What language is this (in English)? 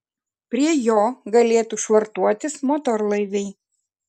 Lithuanian